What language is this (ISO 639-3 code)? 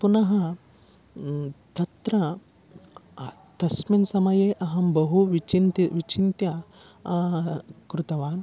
san